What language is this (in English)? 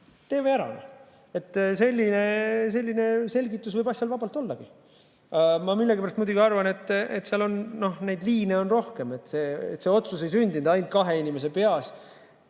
Estonian